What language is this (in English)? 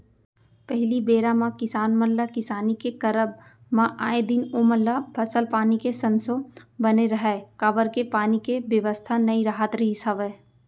Chhattisgarhi